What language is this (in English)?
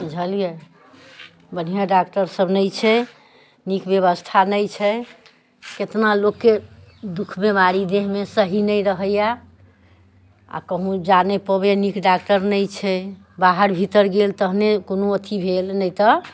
Maithili